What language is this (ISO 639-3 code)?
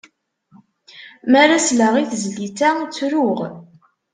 kab